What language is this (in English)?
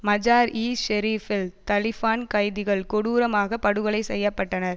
Tamil